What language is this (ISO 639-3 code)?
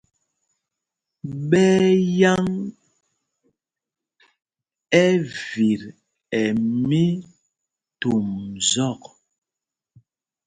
mgg